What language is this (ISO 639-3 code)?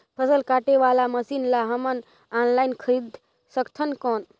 hne